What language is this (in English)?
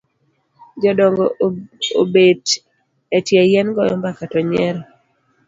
Luo (Kenya and Tanzania)